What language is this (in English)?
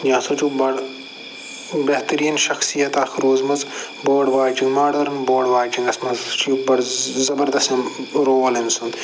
Kashmiri